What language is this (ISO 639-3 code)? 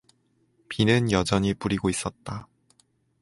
kor